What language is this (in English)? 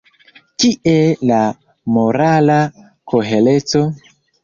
Esperanto